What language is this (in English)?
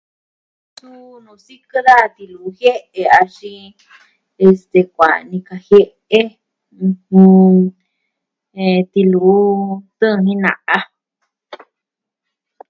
Southwestern Tlaxiaco Mixtec